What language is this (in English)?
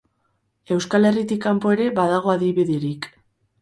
Basque